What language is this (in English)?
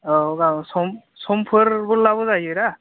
Bodo